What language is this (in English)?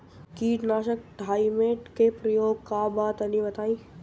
Bhojpuri